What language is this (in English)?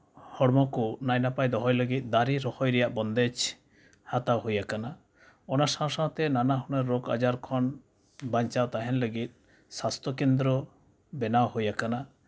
Santali